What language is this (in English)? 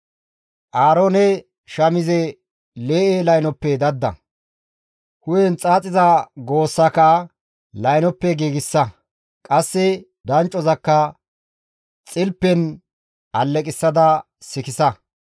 Gamo